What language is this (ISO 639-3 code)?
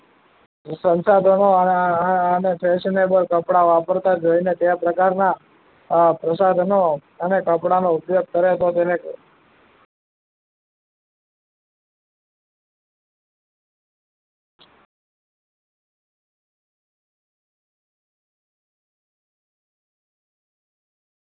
guj